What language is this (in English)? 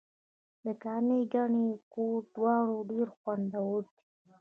Pashto